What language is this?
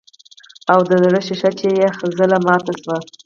Pashto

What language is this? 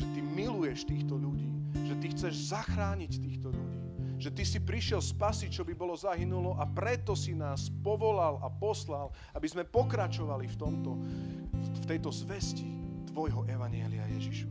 Slovak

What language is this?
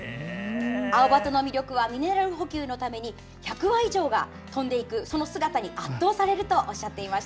Japanese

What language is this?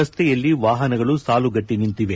Kannada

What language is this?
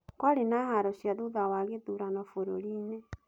Kikuyu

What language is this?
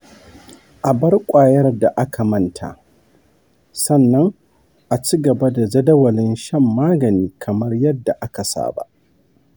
Hausa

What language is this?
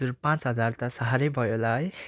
Nepali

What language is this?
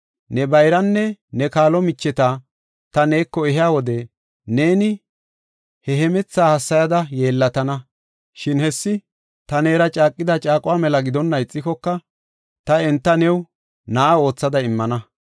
Gofa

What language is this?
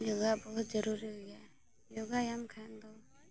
Santali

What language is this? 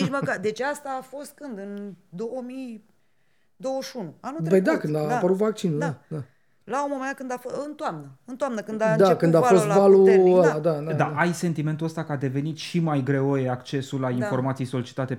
Romanian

